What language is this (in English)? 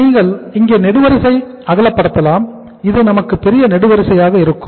Tamil